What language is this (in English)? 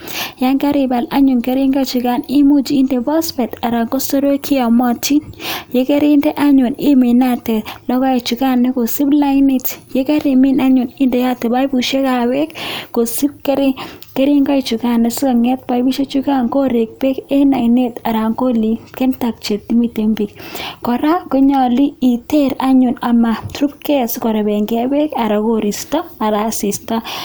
Kalenjin